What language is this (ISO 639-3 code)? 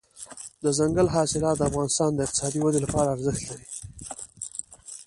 pus